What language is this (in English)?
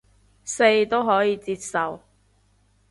Cantonese